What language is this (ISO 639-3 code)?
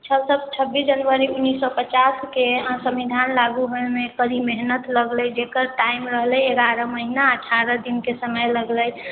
mai